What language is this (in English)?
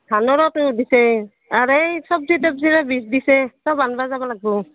Assamese